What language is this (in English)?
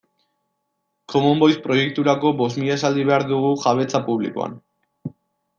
Basque